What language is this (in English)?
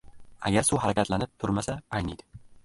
Uzbek